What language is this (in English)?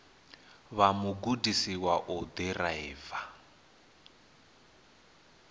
Venda